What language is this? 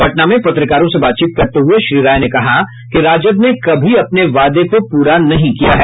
Hindi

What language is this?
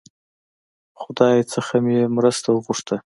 Pashto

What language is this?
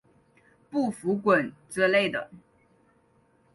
Chinese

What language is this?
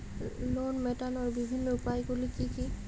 Bangla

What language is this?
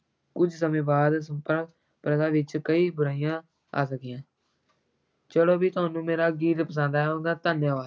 Punjabi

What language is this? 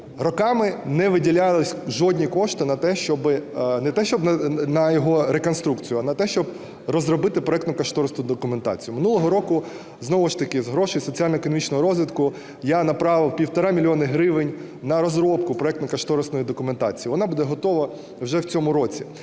Ukrainian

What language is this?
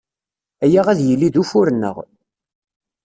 Kabyle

